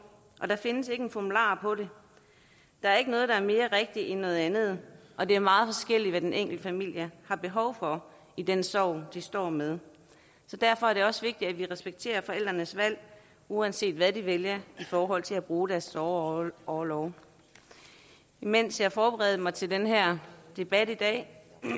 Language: Danish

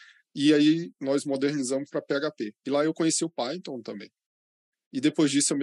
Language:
Portuguese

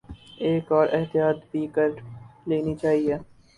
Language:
Urdu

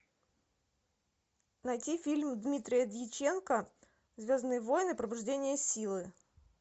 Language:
Russian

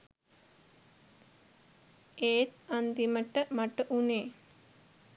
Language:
Sinhala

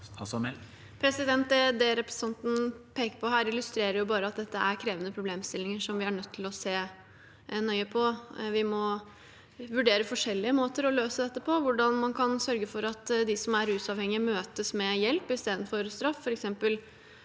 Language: Norwegian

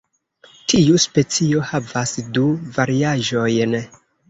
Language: Esperanto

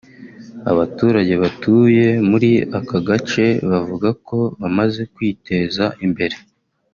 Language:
Kinyarwanda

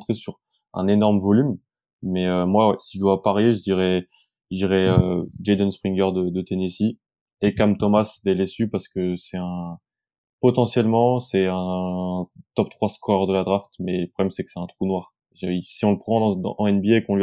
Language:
French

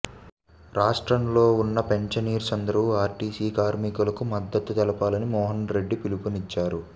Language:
Telugu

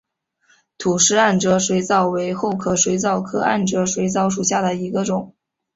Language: Chinese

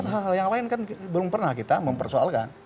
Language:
Indonesian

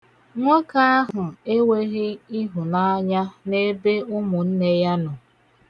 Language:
Igbo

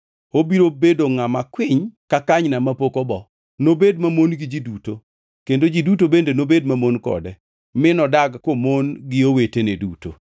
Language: Luo (Kenya and Tanzania)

